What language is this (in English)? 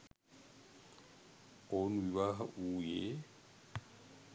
Sinhala